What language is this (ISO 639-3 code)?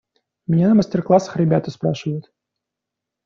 rus